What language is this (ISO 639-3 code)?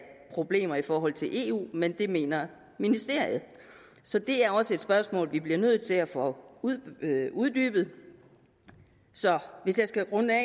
dan